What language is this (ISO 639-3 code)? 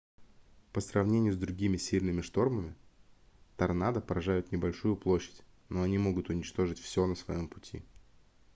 rus